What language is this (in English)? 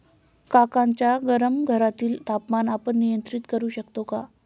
Marathi